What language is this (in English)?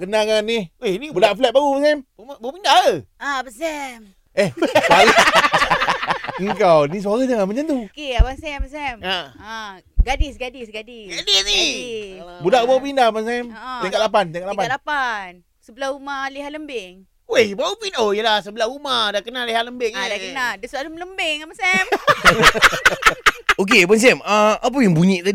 Malay